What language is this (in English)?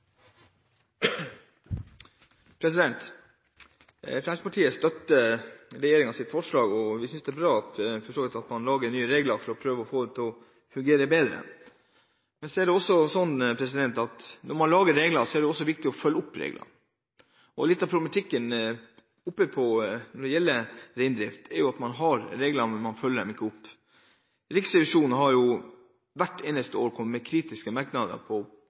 Norwegian Bokmål